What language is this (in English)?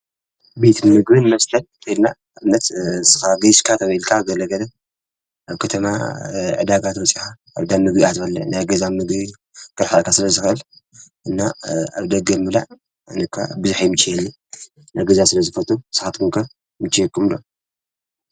Tigrinya